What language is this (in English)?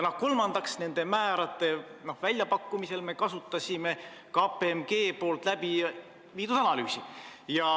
Estonian